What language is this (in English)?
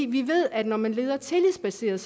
Danish